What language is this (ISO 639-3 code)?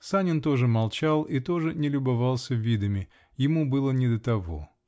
rus